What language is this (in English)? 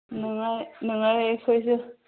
Manipuri